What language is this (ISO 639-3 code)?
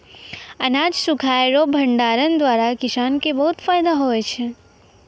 mai